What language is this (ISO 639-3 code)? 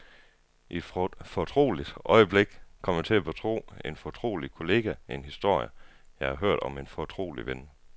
dan